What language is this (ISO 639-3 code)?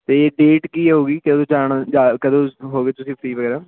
pan